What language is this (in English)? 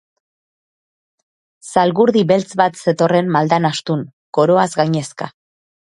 Basque